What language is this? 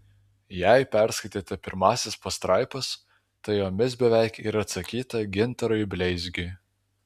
Lithuanian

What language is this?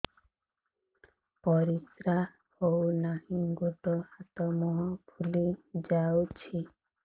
Odia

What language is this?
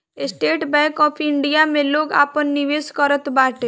Bhojpuri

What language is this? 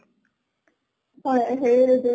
Assamese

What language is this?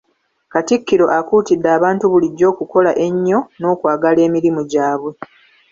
Ganda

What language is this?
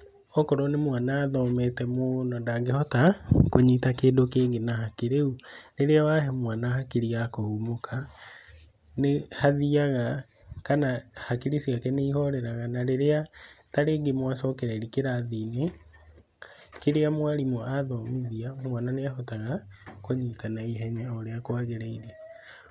Kikuyu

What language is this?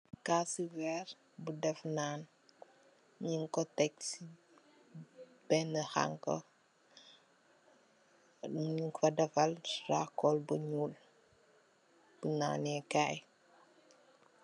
Wolof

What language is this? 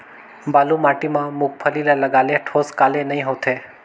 Chhattisgarhi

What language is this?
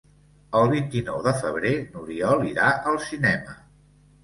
Catalan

